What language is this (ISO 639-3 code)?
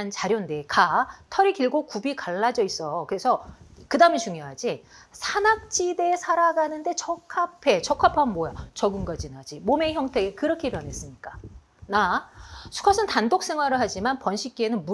kor